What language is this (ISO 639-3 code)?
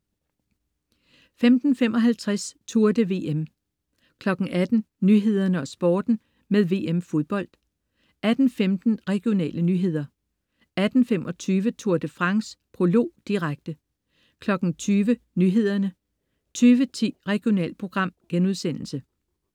dan